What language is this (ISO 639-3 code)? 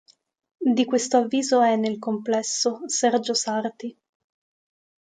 ita